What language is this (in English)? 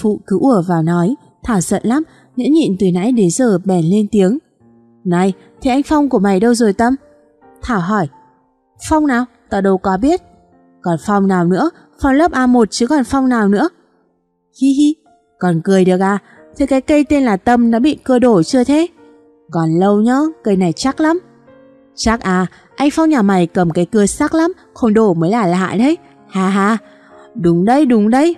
Vietnamese